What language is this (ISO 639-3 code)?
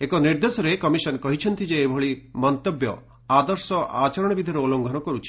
ori